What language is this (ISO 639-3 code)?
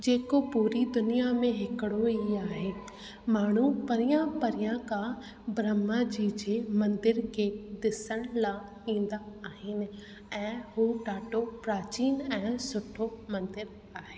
snd